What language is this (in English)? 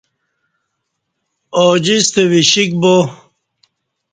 Kati